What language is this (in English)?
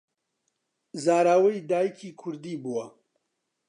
Central Kurdish